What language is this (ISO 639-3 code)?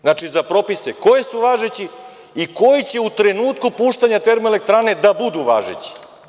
srp